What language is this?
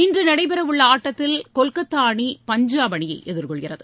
Tamil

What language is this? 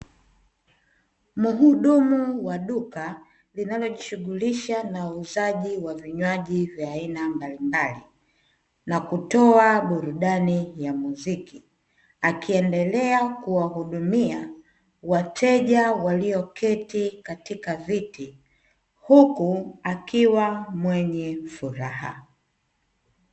Swahili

